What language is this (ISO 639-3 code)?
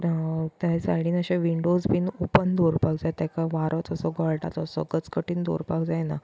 kok